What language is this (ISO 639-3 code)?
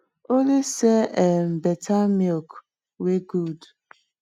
pcm